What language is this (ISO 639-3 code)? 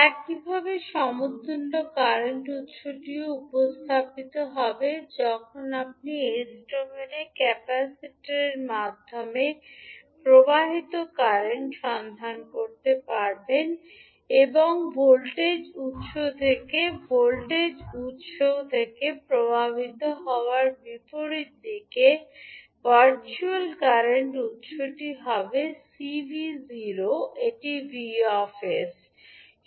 ben